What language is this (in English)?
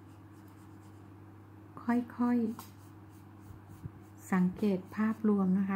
Thai